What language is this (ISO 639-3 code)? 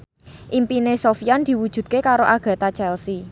jav